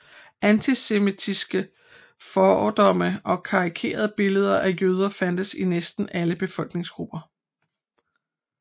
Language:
Danish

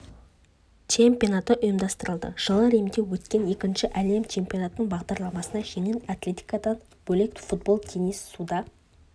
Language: Kazakh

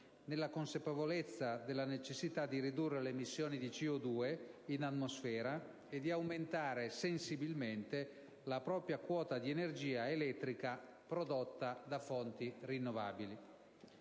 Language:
Italian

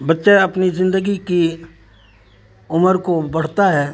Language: Urdu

